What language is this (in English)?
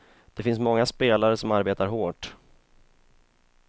Swedish